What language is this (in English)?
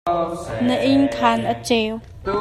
Hakha Chin